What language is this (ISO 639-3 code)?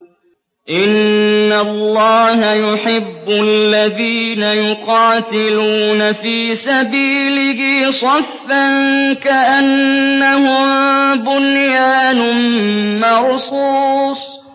ara